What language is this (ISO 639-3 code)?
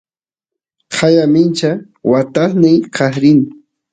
qus